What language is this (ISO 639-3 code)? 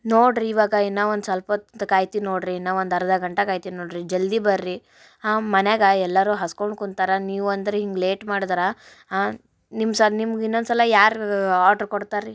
kan